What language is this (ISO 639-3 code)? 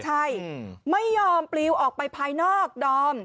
tha